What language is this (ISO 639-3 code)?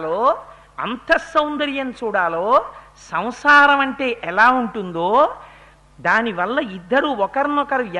tel